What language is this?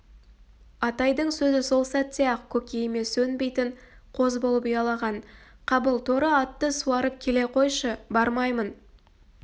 Kazakh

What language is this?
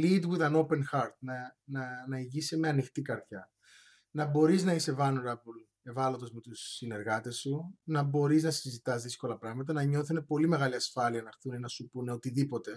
Greek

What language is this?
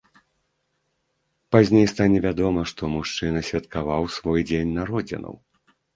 Belarusian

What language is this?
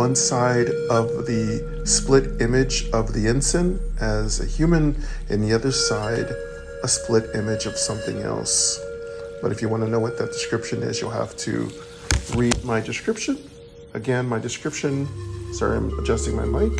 English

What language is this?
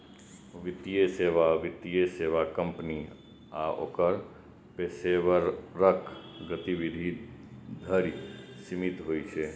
Maithili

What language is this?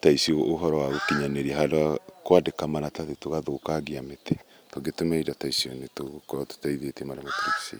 Kikuyu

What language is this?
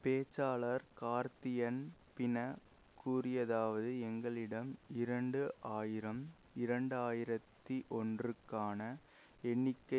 Tamil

